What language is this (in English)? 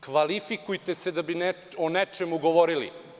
Serbian